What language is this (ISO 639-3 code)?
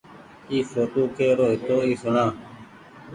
gig